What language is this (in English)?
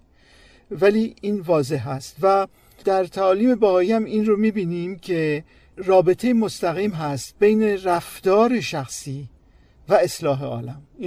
Persian